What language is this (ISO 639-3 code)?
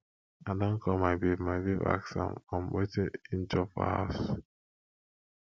pcm